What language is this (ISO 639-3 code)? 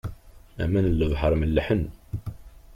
kab